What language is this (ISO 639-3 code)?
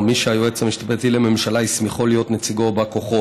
heb